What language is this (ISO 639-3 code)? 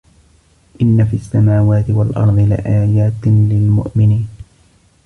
ara